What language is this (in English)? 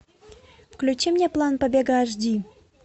Russian